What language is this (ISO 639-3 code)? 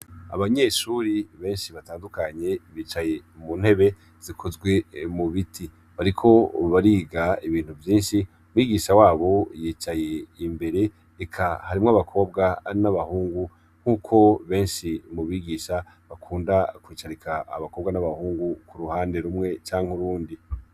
run